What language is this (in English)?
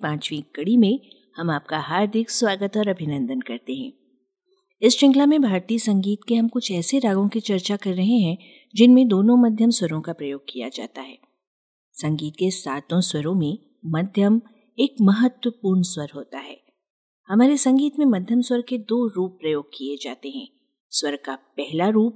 Hindi